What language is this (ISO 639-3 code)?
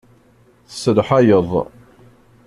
kab